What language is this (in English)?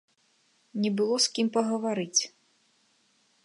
Belarusian